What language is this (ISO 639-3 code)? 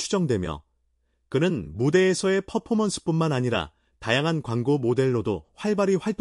kor